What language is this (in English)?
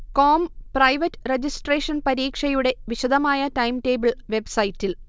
Malayalam